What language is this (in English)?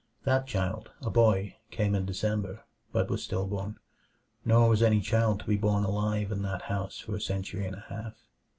English